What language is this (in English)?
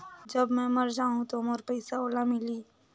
Chhattisgarhi